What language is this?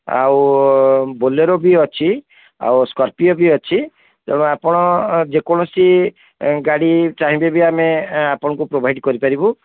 Odia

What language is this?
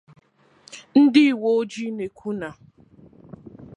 Igbo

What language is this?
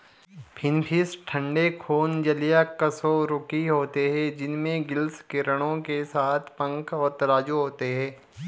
Hindi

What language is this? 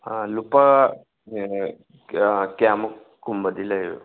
Manipuri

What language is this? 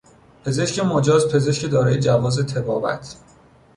Persian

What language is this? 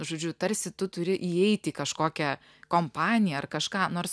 Lithuanian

